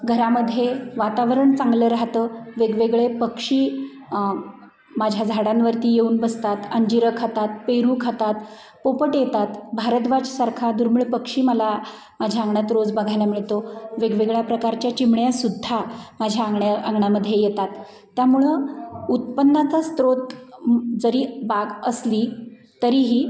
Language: Marathi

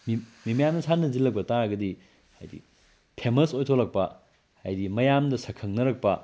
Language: Manipuri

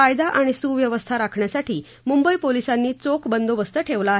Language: Marathi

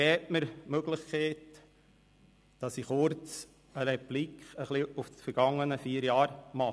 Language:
Swiss German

